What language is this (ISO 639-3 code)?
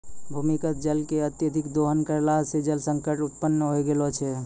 mai